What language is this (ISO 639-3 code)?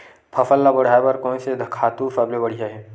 hne